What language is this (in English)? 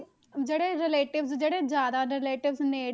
Punjabi